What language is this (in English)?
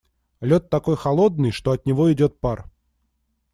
Russian